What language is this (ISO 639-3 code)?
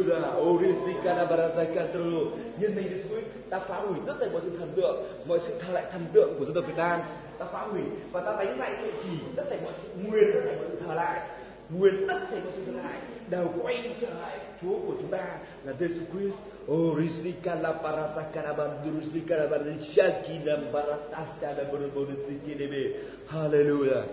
vie